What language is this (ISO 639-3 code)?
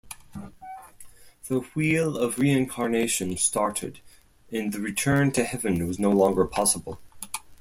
eng